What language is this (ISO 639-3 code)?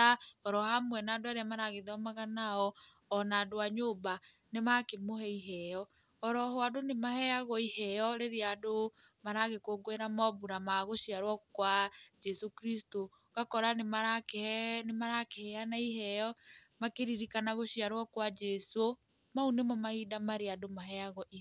kik